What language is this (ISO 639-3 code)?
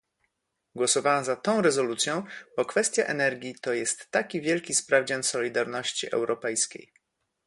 pol